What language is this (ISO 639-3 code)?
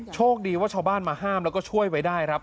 tha